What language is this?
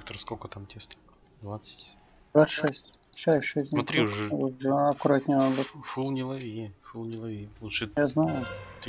Russian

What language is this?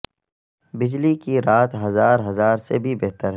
Urdu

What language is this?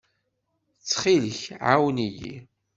Kabyle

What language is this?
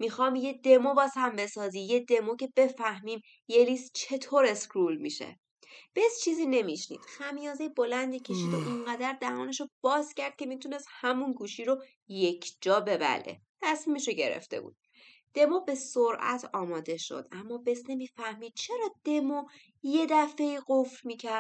Persian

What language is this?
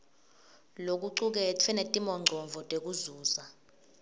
Swati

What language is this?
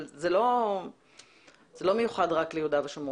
Hebrew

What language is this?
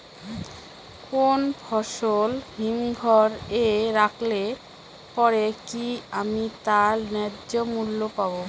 Bangla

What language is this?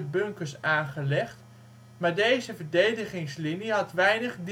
Dutch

